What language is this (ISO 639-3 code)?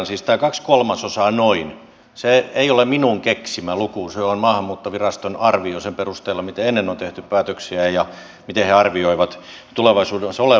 fin